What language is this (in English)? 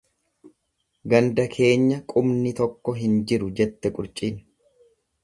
Oromo